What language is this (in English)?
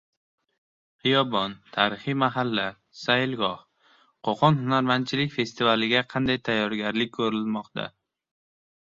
Uzbek